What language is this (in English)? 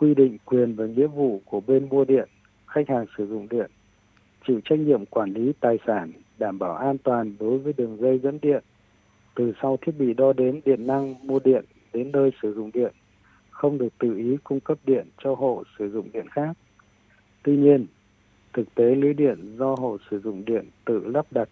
Vietnamese